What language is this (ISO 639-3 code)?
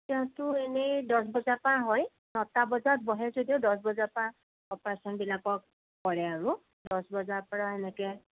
asm